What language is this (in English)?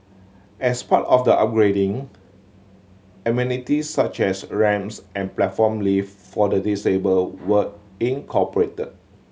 English